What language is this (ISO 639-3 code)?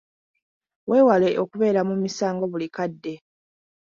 lug